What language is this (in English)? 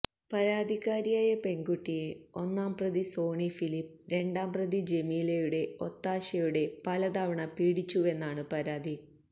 Malayalam